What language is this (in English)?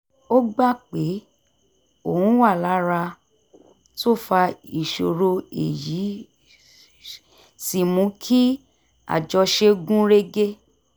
Yoruba